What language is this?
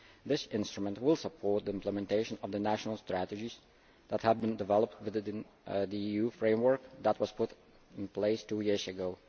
English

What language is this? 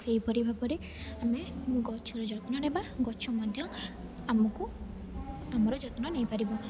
Odia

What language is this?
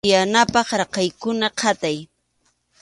Arequipa-La Unión Quechua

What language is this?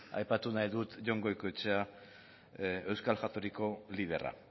Basque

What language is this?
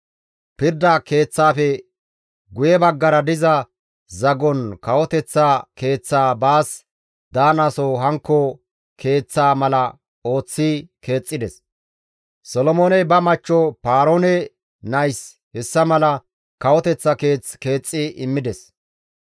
Gamo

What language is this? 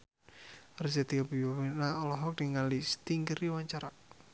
Sundanese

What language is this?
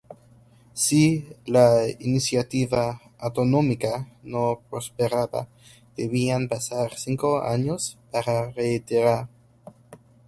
Spanish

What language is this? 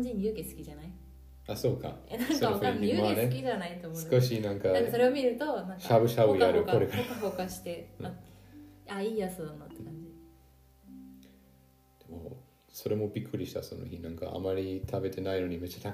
Japanese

